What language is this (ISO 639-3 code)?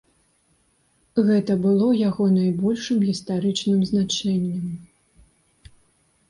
bel